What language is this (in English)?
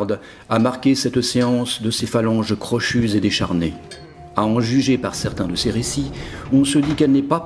French